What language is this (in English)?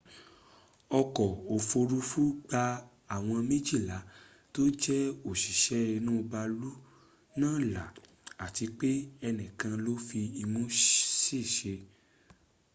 Yoruba